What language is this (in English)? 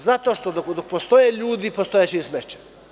Serbian